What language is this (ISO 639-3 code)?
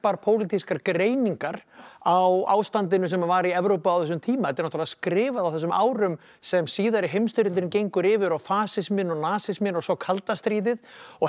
isl